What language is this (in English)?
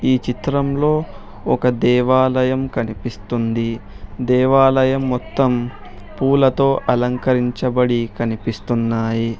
Telugu